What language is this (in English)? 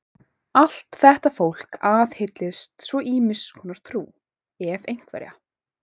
Icelandic